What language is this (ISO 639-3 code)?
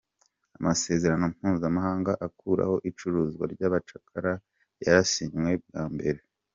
kin